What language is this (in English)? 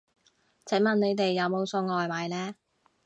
Cantonese